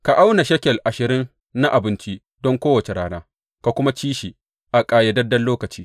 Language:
Hausa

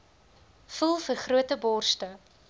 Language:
Afrikaans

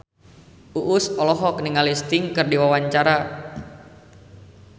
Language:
Sundanese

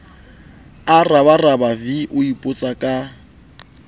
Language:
Southern Sotho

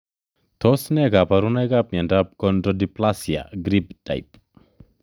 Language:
Kalenjin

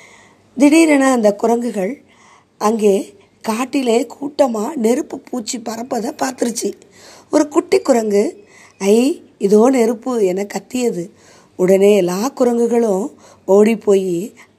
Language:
Tamil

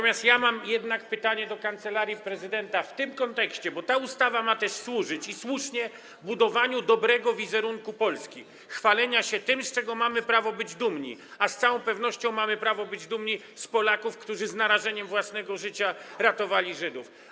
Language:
Polish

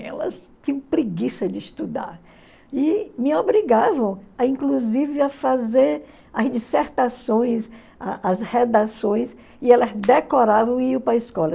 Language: Portuguese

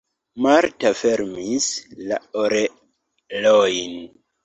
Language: Esperanto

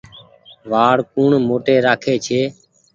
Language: Goaria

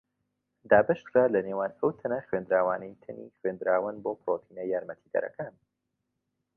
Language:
Central Kurdish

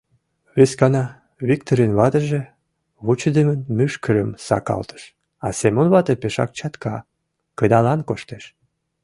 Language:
Mari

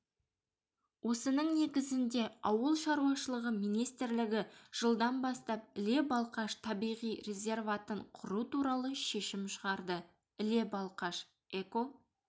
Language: Kazakh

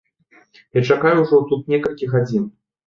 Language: Belarusian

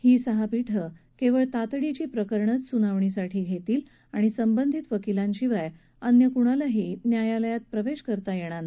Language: Marathi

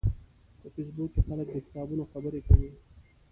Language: Pashto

